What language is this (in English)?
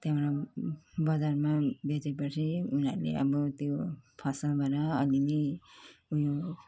Nepali